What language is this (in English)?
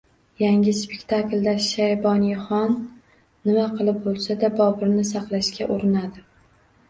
Uzbek